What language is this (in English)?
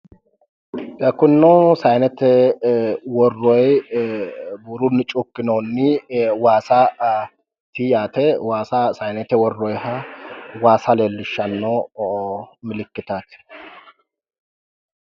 Sidamo